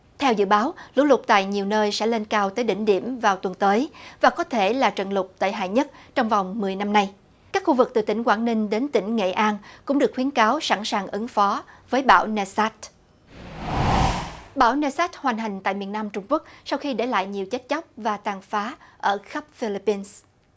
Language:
Vietnamese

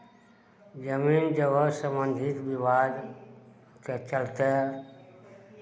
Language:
Maithili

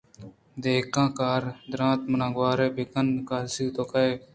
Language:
Eastern Balochi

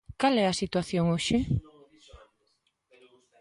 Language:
Galician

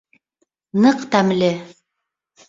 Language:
Bashkir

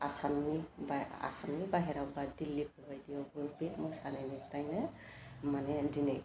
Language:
Bodo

